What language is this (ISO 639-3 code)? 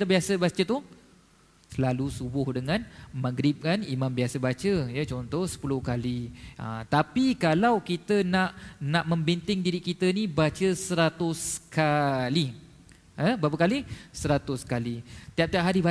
msa